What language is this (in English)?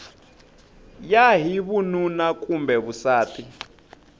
Tsonga